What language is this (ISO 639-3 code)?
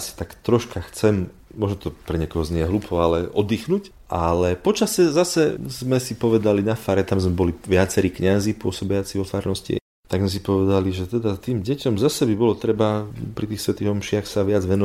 slk